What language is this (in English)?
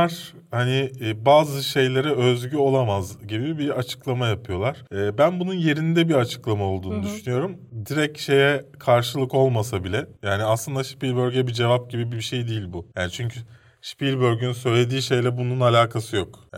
Turkish